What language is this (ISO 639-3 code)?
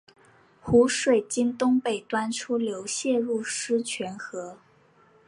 zho